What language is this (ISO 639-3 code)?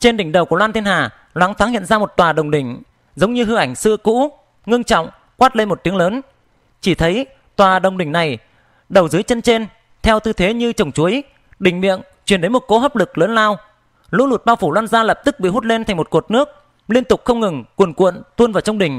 vie